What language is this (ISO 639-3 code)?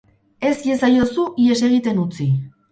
eus